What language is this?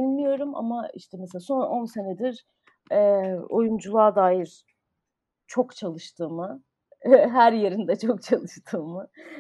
Turkish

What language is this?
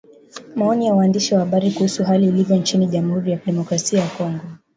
Swahili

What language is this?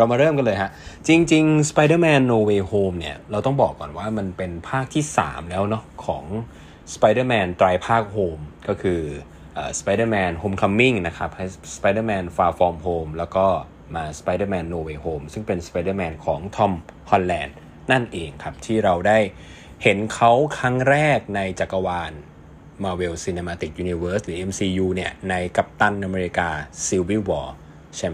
Thai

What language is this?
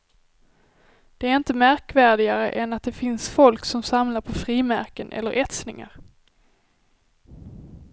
Swedish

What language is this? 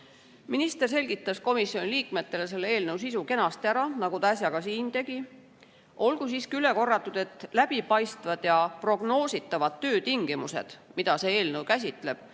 Estonian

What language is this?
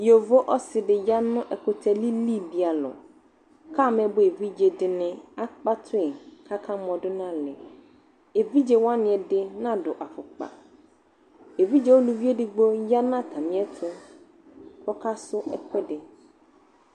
Ikposo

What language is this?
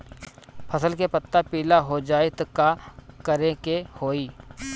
Bhojpuri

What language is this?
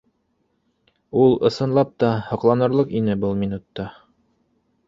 Bashkir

